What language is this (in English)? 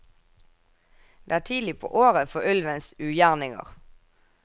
Norwegian